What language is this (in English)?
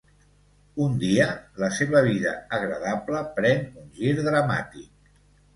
Catalan